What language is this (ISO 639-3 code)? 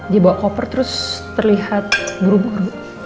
ind